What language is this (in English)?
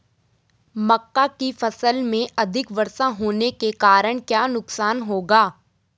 Hindi